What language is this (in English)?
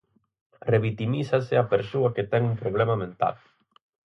Galician